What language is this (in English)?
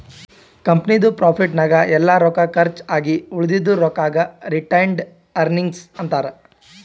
Kannada